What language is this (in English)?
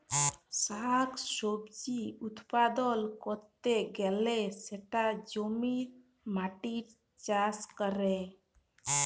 Bangla